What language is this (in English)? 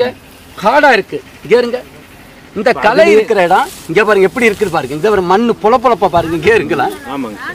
Hindi